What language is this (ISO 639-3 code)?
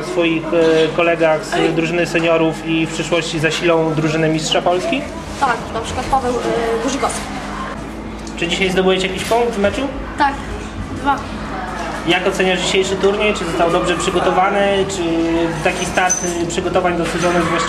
pol